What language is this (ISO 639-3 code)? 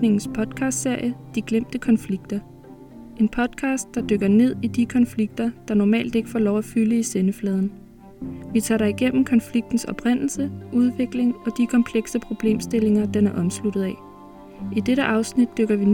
dan